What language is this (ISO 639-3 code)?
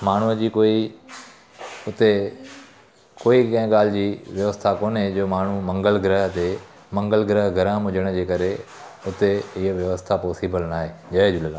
snd